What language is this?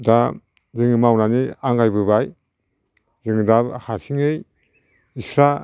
Bodo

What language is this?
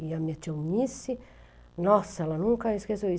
Portuguese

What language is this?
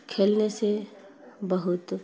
Urdu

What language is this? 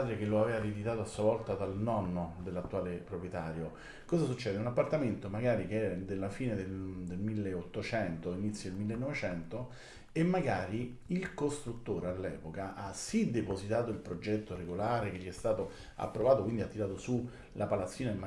Italian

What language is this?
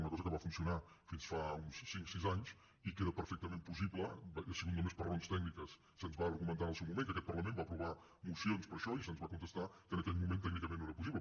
Catalan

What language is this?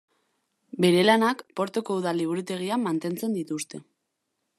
Basque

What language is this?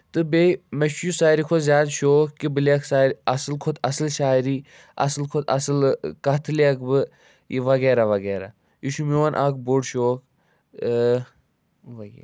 Kashmiri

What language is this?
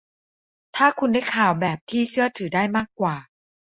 Thai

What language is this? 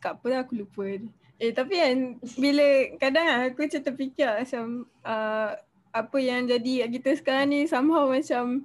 Malay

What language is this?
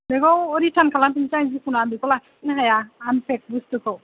Bodo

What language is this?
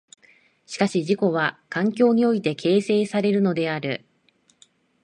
Japanese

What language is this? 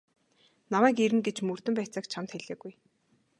Mongolian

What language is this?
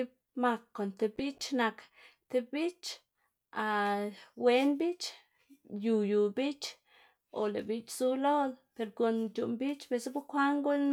Xanaguía Zapotec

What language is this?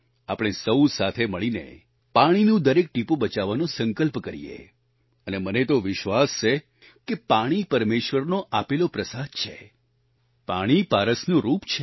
Gujarati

